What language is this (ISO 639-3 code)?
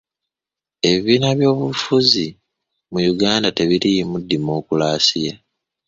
lug